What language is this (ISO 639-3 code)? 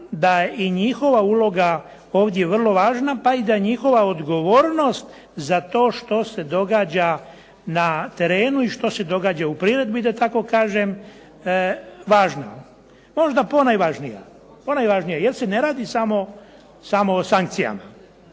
hrv